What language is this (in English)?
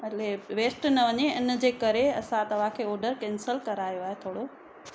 Sindhi